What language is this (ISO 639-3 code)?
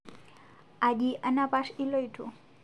mas